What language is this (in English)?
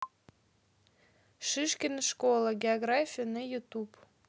Russian